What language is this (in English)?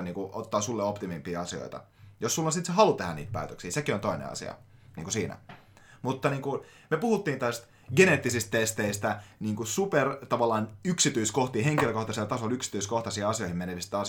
Finnish